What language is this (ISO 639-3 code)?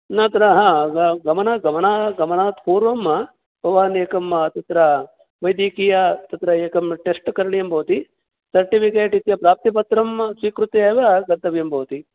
san